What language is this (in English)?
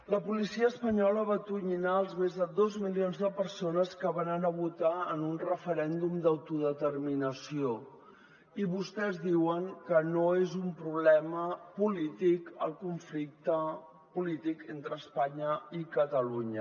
Catalan